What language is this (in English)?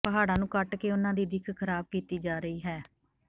Punjabi